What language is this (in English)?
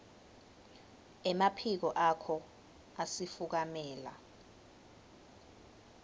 Swati